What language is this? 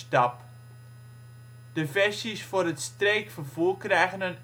Dutch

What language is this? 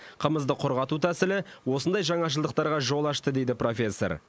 Kazakh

